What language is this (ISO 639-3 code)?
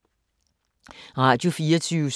dan